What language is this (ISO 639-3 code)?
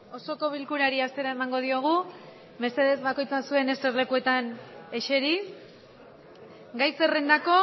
eus